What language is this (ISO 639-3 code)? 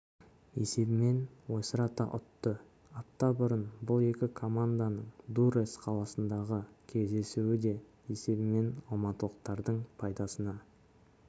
kaz